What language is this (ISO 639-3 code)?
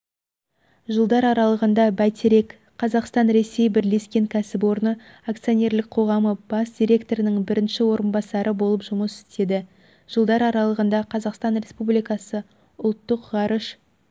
kaz